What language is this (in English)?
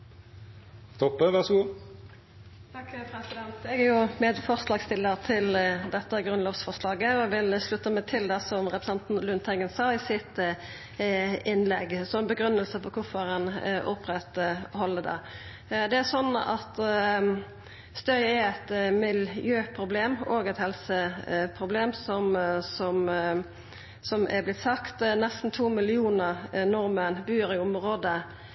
Norwegian Nynorsk